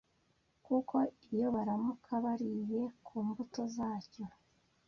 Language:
Kinyarwanda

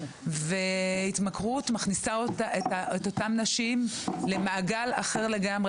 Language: Hebrew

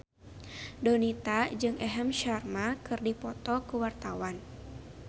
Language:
Sundanese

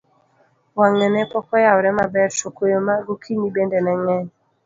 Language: Luo (Kenya and Tanzania)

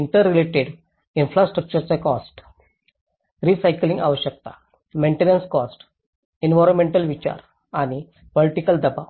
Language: Marathi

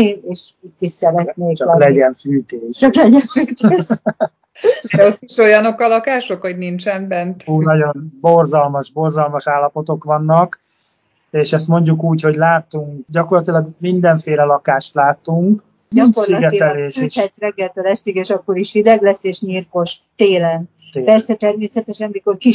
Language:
Hungarian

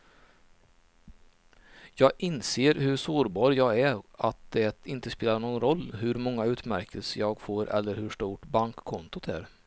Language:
Swedish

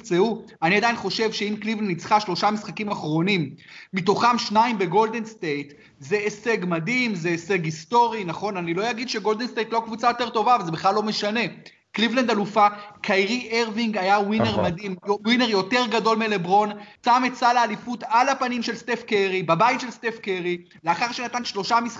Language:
Hebrew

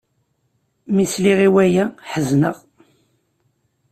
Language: Kabyle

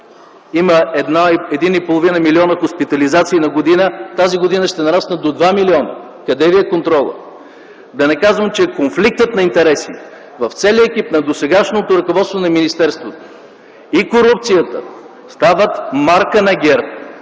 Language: Bulgarian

